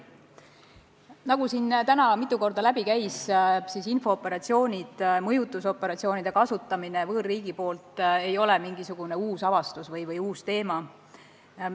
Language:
Estonian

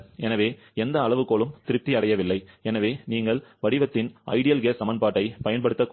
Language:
Tamil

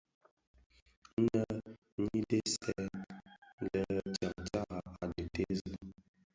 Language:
Bafia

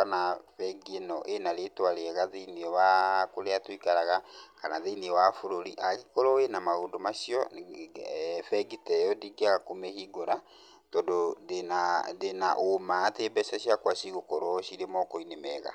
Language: Kikuyu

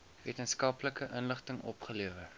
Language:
Afrikaans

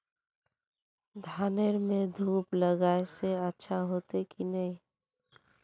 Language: Magahi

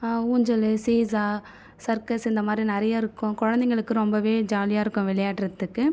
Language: Tamil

